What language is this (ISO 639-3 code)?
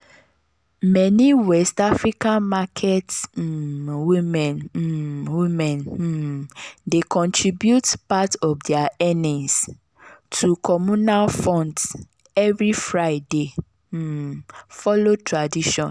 pcm